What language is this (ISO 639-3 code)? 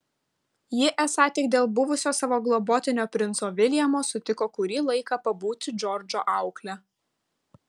lit